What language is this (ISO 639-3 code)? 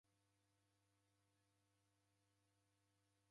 dav